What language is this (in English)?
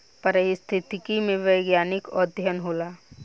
Bhojpuri